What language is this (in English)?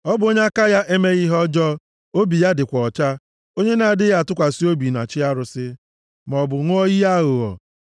Igbo